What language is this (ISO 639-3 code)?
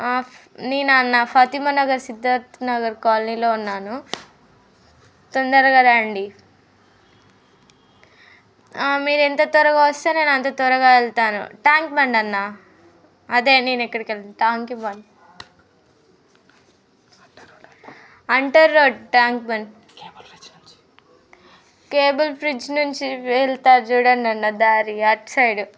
tel